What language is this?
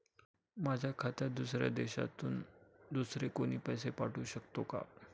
Marathi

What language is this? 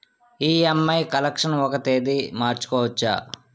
Telugu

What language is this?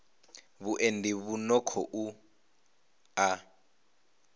Venda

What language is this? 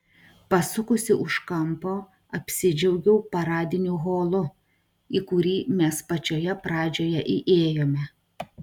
Lithuanian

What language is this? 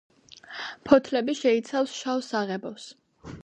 Georgian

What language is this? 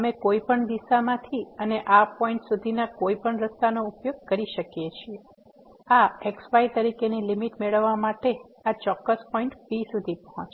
Gujarati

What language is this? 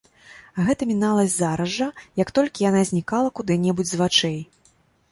Belarusian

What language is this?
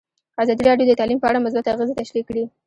Pashto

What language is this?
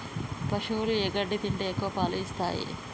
Telugu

